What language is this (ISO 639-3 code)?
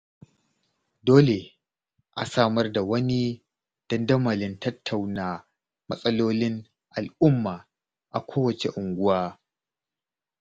hau